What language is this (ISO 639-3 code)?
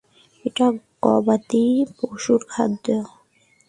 ben